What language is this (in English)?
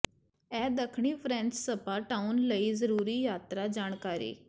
Punjabi